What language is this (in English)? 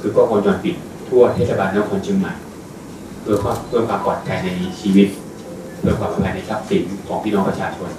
Thai